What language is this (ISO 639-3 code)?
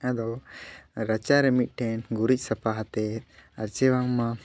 sat